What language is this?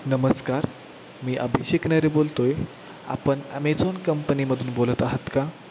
Marathi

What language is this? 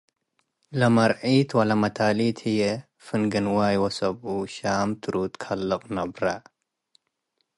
Tigre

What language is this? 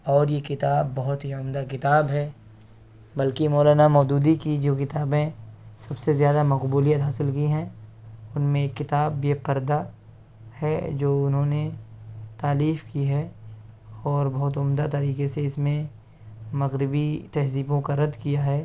Urdu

